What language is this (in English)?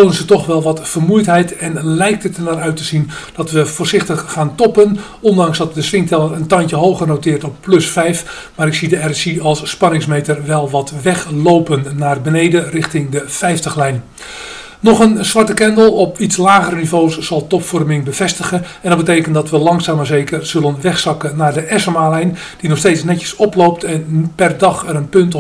Dutch